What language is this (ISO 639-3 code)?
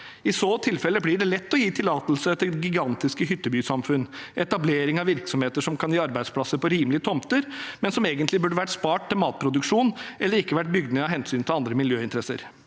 nor